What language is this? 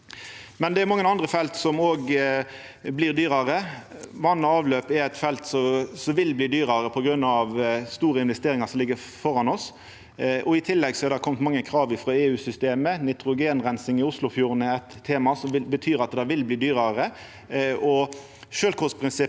Norwegian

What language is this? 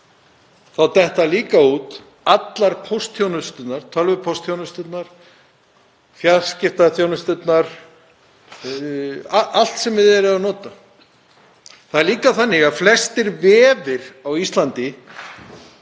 Icelandic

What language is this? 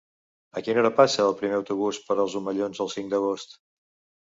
Catalan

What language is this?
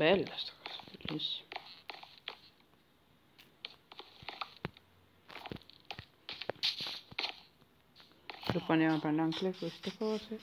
Italian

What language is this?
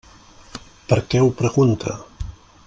Catalan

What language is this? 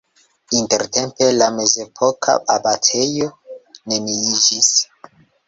Esperanto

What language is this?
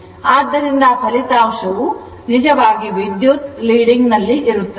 Kannada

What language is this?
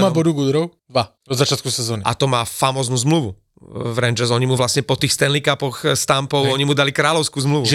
Slovak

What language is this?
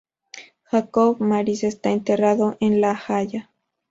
Spanish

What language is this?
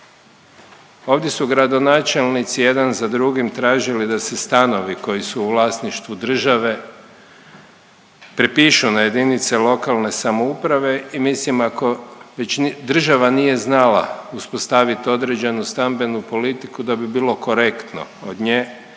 Croatian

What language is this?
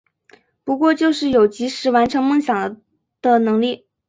Chinese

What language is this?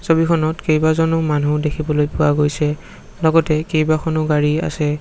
Assamese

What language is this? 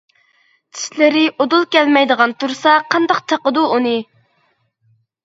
Uyghur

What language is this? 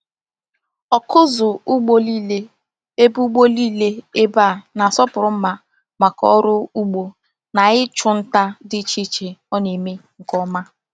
Igbo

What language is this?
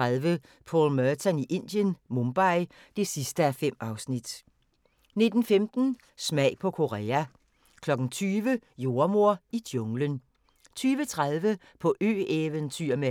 Danish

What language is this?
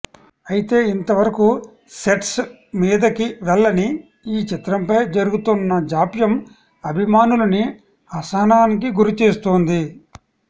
Telugu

